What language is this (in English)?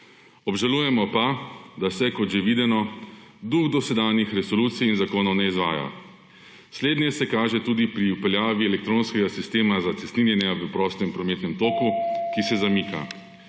Slovenian